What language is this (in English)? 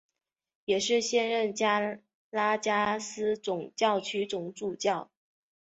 Chinese